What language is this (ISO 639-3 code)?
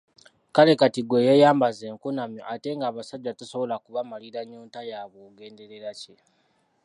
lug